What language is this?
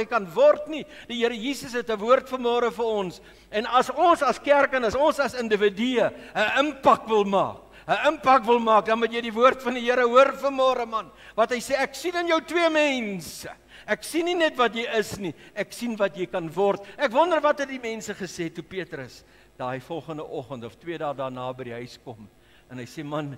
Dutch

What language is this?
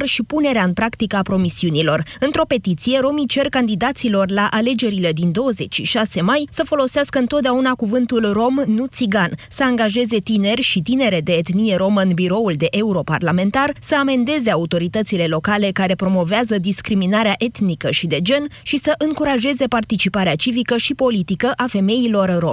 Romanian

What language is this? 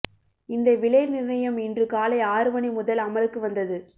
Tamil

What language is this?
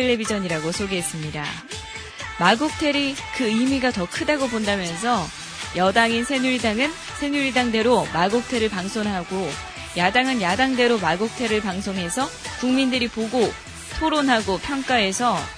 Korean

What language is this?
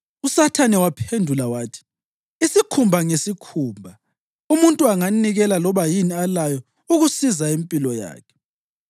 North Ndebele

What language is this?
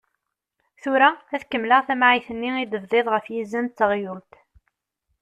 Kabyle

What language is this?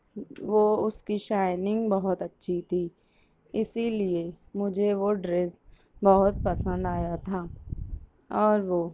Urdu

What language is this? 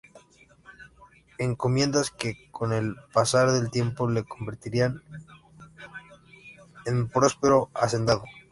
Spanish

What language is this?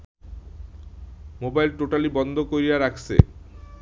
Bangla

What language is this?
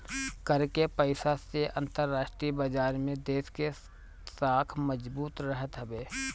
Bhojpuri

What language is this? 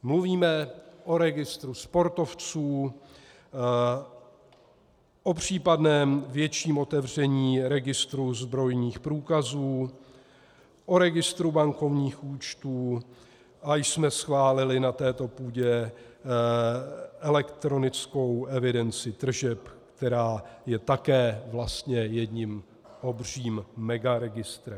Czech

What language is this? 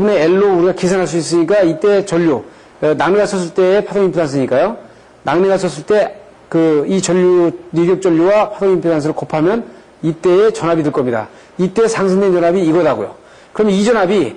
Korean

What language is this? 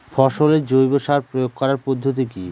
Bangla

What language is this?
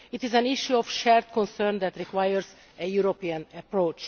English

